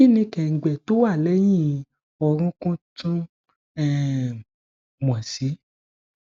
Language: Yoruba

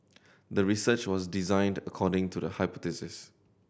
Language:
English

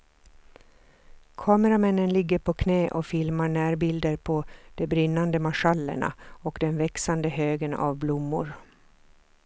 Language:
Swedish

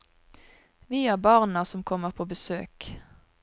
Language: Norwegian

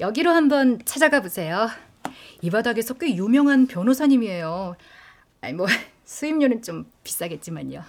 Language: Korean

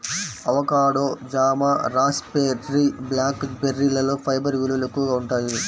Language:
Telugu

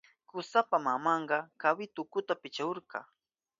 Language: Southern Pastaza Quechua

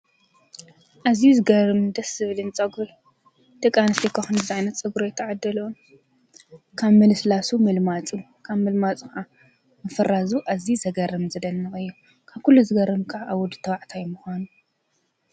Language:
Tigrinya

